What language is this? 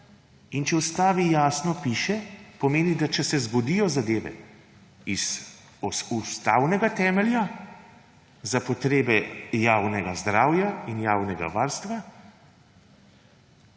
Slovenian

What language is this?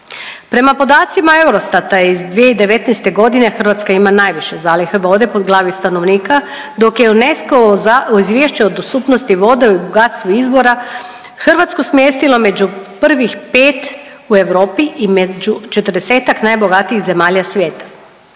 Croatian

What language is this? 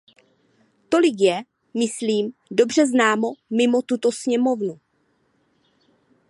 Czech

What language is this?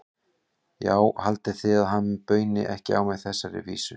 Icelandic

